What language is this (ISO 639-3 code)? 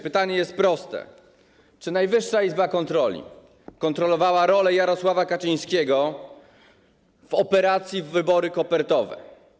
pol